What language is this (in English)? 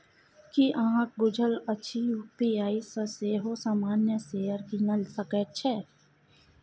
Maithili